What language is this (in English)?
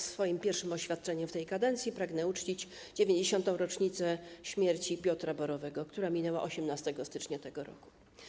Polish